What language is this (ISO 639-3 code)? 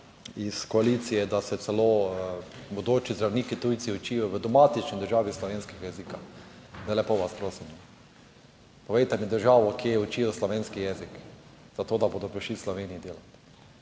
slv